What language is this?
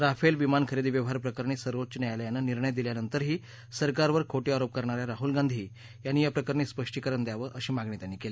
Marathi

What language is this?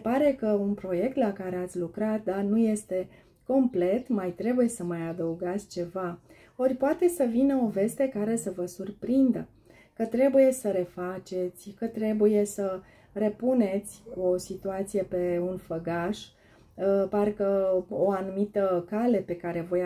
Romanian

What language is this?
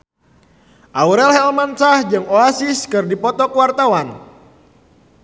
Sundanese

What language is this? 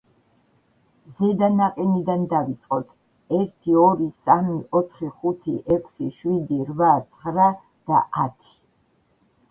Georgian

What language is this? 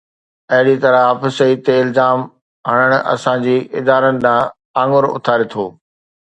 Sindhi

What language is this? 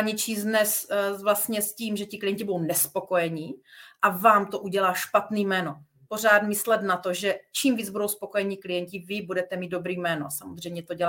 Czech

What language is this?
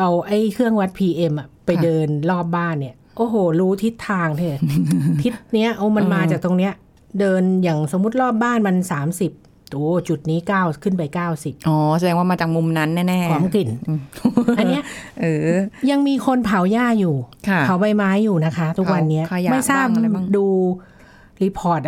Thai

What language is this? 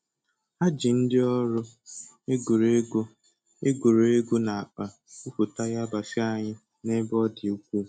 Igbo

